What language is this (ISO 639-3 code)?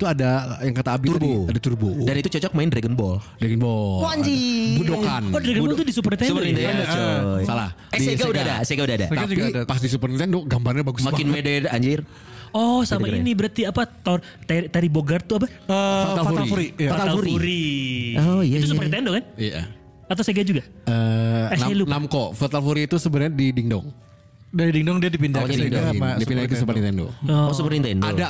ind